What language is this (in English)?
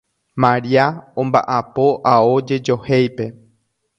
Guarani